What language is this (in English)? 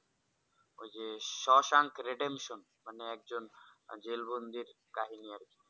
Bangla